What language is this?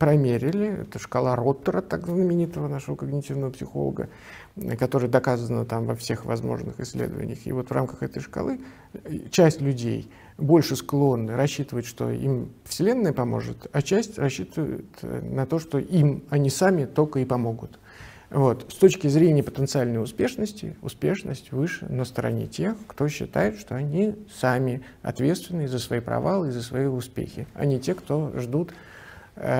Russian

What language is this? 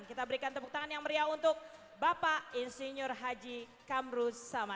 Indonesian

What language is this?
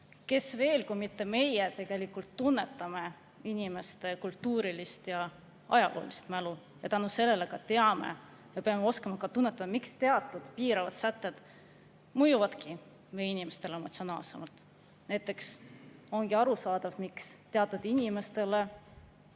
Estonian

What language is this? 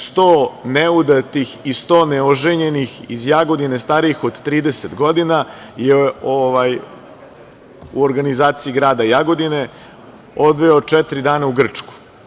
Serbian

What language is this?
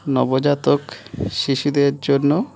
Bangla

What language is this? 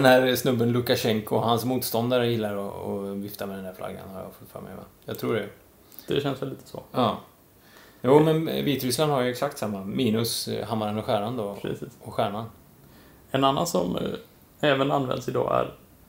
Swedish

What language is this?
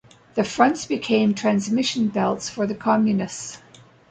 English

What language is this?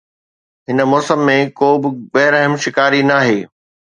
Sindhi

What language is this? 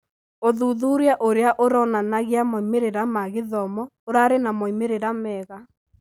Kikuyu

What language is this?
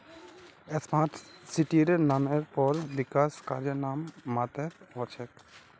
Magahi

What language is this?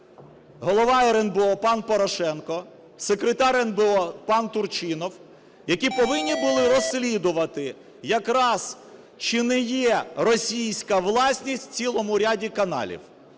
Ukrainian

